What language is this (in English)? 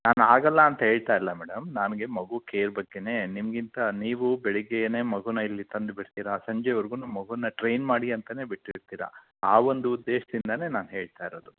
Kannada